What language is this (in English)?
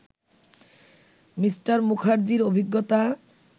Bangla